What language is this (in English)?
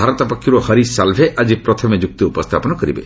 Odia